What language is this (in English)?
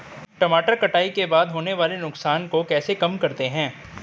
Hindi